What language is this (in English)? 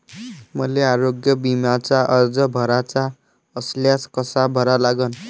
Marathi